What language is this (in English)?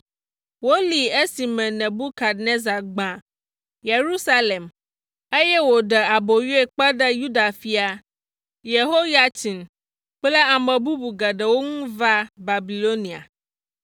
Ewe